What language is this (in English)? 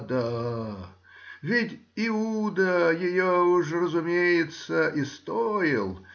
Russian